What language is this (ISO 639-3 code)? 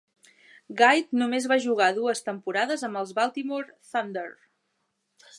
cat